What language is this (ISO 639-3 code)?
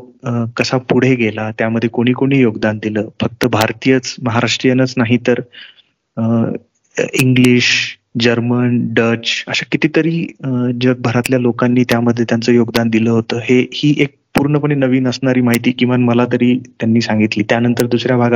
mar